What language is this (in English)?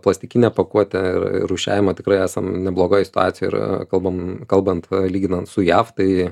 Lithuanian